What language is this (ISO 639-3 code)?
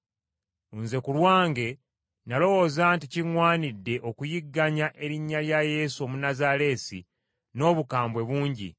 lug